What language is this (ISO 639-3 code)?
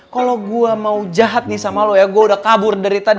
ind